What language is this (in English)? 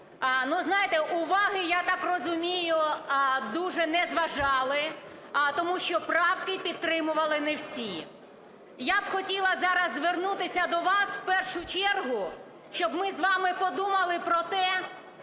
Ukrainian